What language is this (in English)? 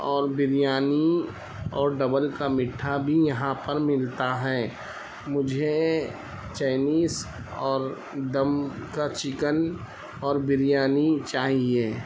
Urdu